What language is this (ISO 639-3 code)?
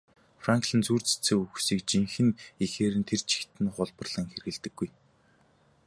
mon